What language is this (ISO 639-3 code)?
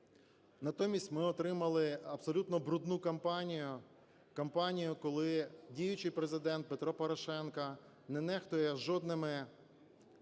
ukr